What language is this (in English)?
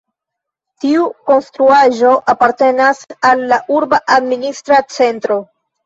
Esperanto